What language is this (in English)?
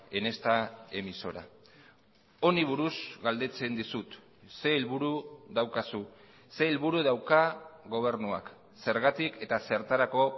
Basque